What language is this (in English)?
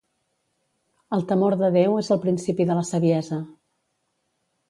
Catalan